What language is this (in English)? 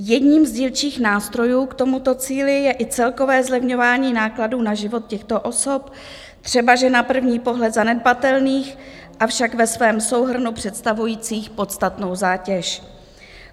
Czech